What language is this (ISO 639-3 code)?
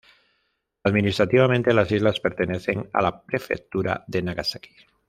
spa